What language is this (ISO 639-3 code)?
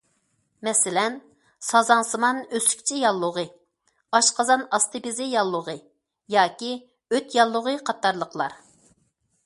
uig